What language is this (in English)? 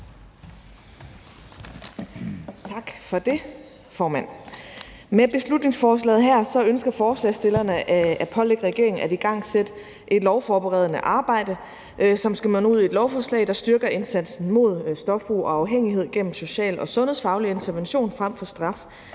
Danish